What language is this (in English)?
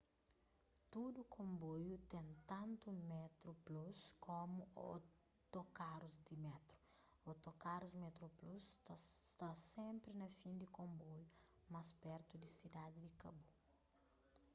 Kabuverdianu